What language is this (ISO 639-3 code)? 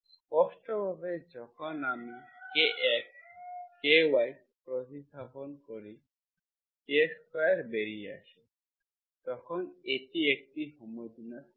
ben